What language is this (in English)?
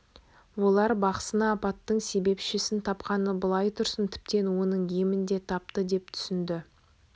Kazakh